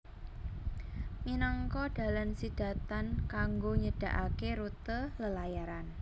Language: Javanese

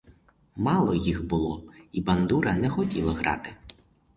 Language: Ukrainian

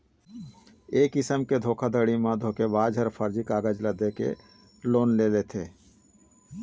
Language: Chhattisgarhi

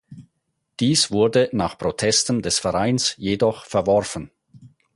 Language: German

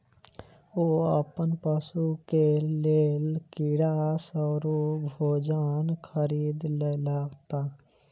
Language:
Maithili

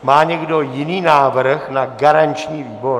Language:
Czech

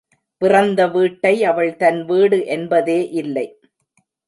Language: Tamil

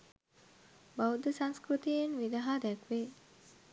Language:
Sinhala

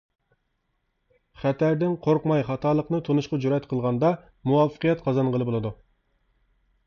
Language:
Uyghur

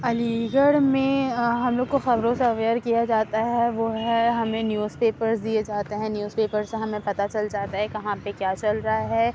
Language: Urdu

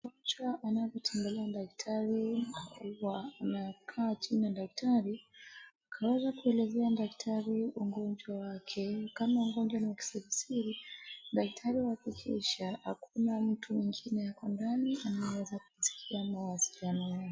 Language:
Swahili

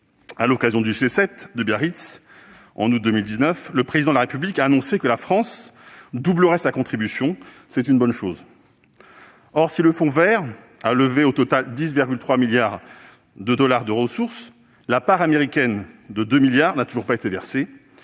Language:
French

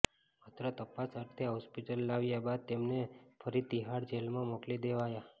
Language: Gujarati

